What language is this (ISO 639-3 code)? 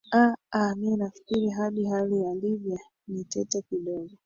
swa